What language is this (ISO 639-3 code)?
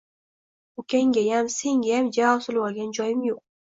uzb